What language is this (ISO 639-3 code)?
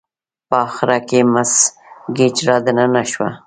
pus